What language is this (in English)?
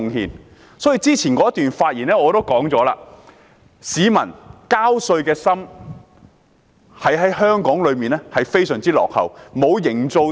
Cantonese